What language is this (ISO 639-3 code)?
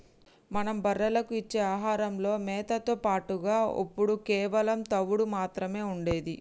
tel